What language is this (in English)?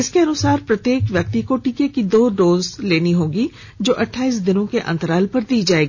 Hindi